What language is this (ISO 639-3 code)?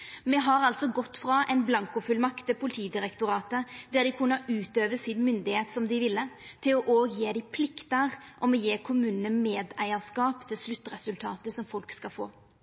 nno